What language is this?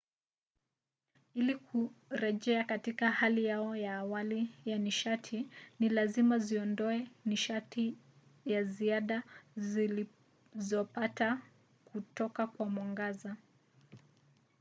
Swahili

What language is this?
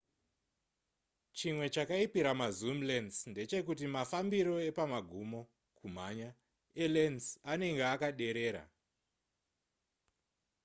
Shona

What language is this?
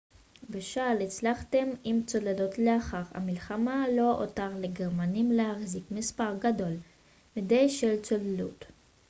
Hebrew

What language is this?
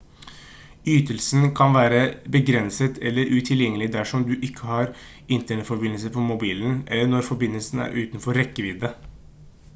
Norwegian Bokmål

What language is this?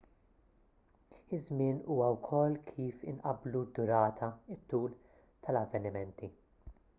Maltese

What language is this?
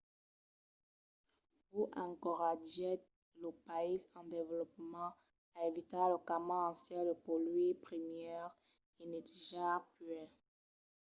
Occitan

